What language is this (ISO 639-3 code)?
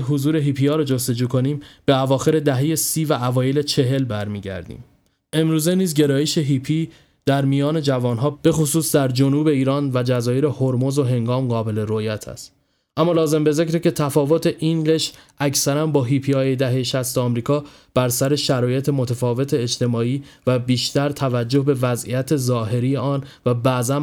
fas